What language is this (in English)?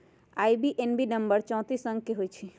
Magahi